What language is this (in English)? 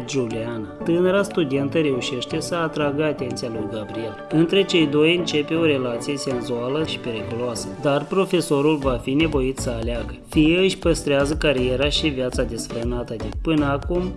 Romanian